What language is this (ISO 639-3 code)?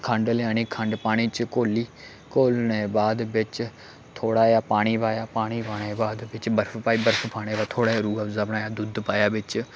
doi